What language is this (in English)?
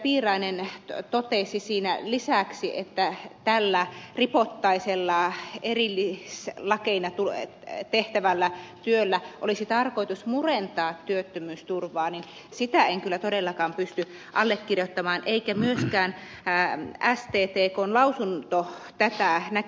Finnish